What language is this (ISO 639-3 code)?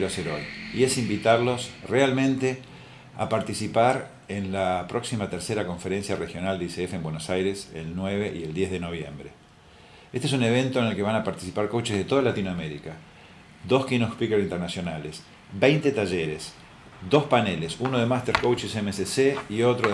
spa